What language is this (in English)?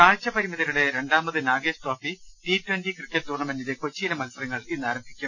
Malayalam